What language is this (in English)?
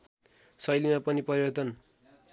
Nepali